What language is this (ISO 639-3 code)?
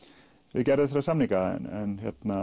isl